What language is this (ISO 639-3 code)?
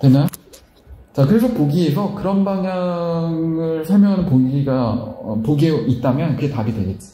kor